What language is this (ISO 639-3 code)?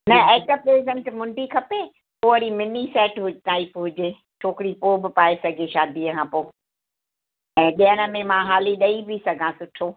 snd